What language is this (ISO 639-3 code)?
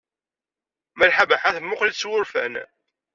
kab